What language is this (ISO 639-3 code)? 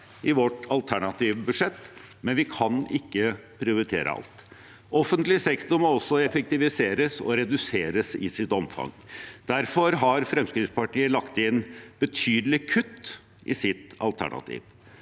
nor